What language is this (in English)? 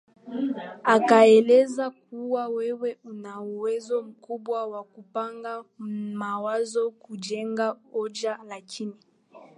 Swahili